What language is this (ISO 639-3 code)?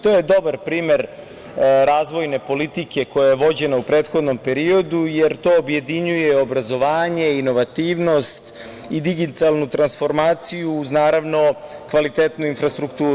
srp